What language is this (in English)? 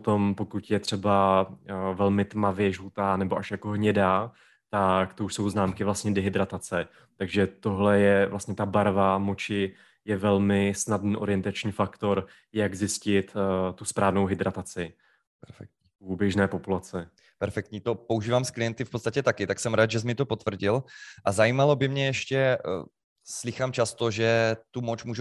Czech